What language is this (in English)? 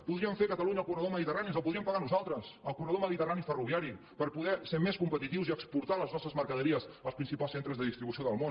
Catalan